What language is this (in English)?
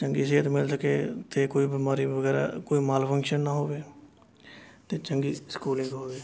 Punjabi